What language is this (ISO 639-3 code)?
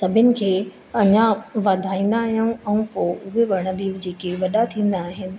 snd